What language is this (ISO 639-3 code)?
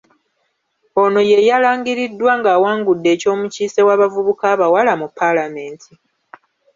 lug